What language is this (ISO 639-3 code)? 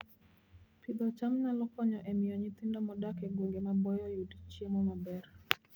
luo